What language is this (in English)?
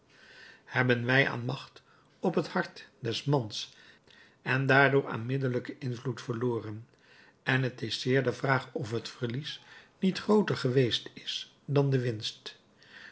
Dutch